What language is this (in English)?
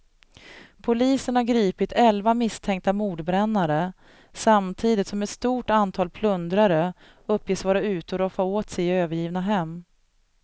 Swedish